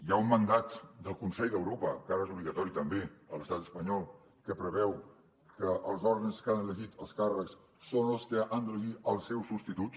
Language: Catalan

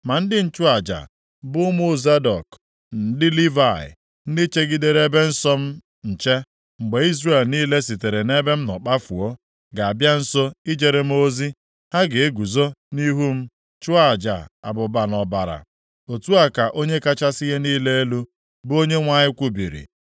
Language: Igbo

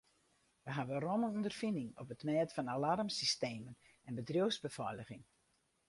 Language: Western Frisian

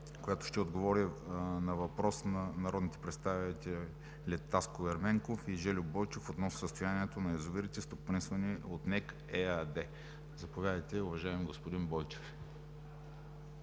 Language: Bulgarian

